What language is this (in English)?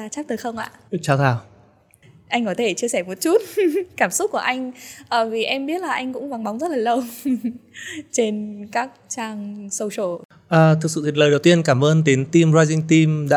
Vietnamese